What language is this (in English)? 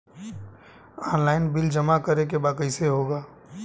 Bhojpuri